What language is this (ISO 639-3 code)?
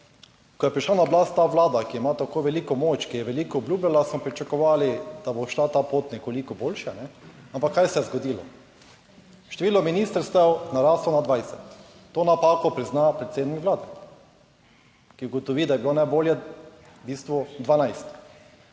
slv